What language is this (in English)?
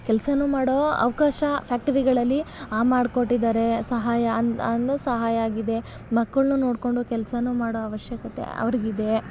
Kannada